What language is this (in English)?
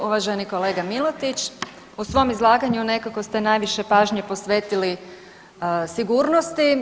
Croatian